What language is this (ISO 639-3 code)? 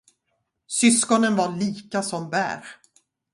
swe